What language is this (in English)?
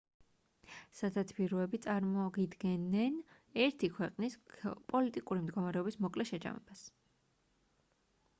Georgian